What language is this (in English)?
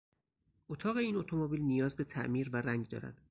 Persian